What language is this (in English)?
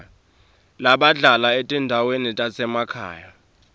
Swati